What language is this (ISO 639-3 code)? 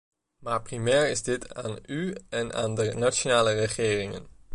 nld